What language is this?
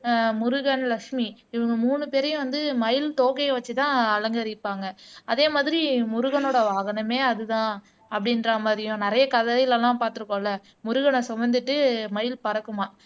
Tamil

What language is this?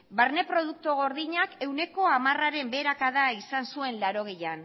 Basque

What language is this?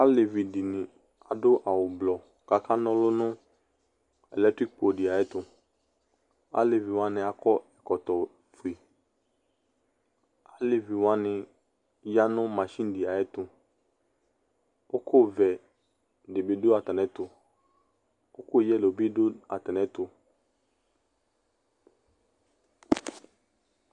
Ikposo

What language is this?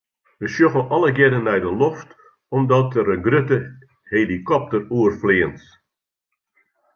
Western Frisian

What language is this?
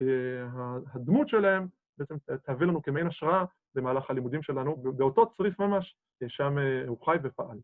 Hebrew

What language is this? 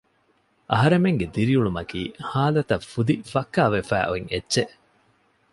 Divehi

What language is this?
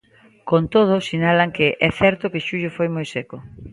Galician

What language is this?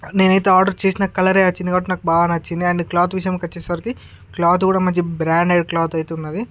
Telugu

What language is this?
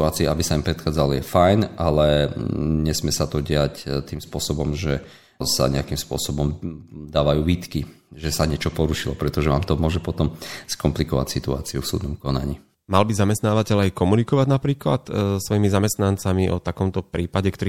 Slovak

